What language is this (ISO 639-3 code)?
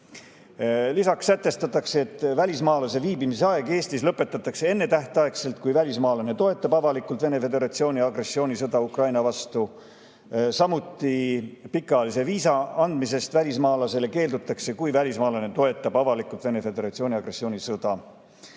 est